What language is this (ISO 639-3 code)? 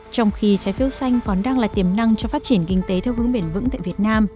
vie